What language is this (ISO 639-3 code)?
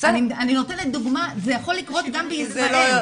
heb